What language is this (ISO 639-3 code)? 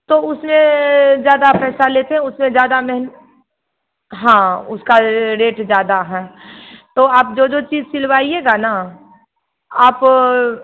hin